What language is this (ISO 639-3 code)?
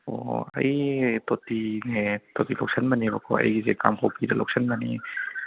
mni